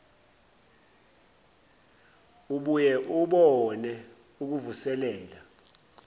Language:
Zulu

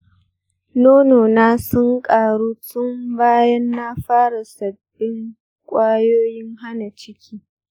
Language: Hausa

